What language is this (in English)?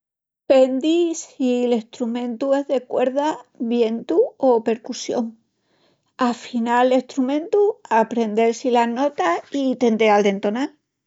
Extremaduran